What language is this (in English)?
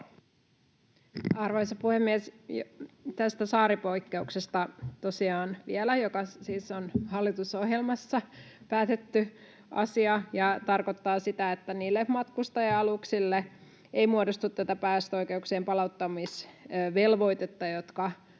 Finnish